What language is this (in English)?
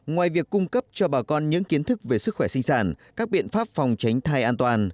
Vietnamese